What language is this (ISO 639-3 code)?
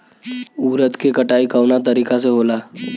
bho